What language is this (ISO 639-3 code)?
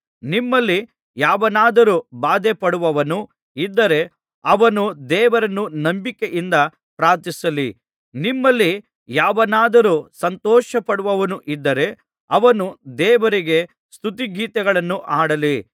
kan